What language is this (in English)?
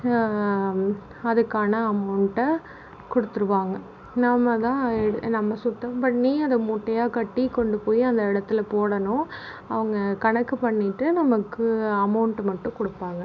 Tamil